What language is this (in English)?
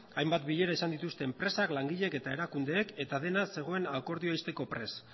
Basque